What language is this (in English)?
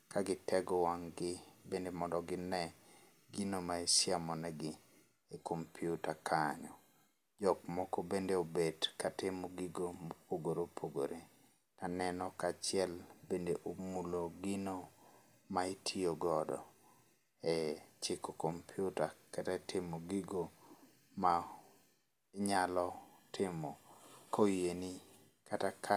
Luo (Kenya and Tanzania)